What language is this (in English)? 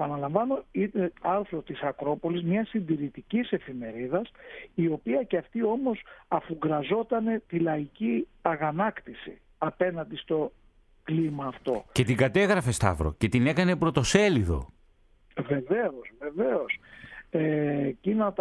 Greek